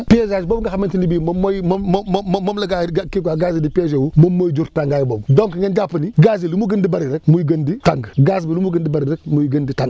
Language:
Wolof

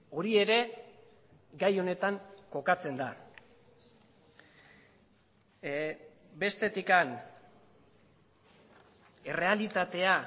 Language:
Basque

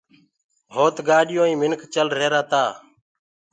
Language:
Gurgula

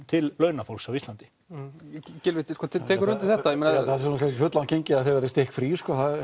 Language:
Icelandic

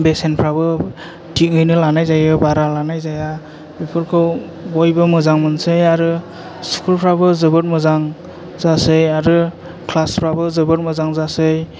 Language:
Bodo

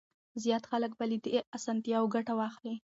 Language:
Pashto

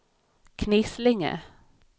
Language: Swedish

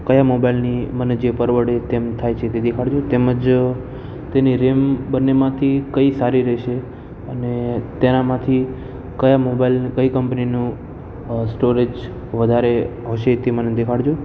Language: Gujarati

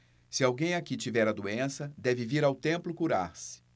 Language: Portuguese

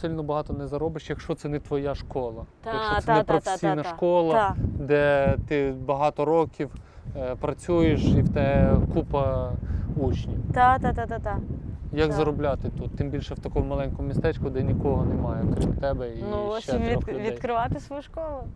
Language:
Ukrainian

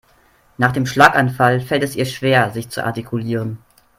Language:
German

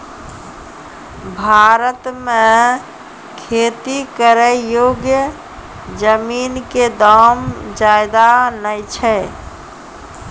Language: Maithili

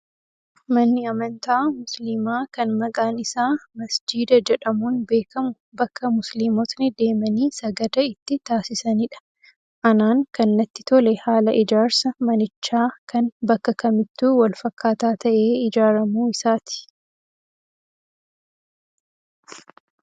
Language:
Oromo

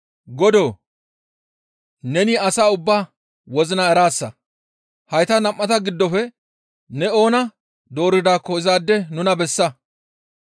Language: Gamo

